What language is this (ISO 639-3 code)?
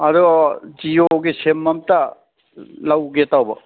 mni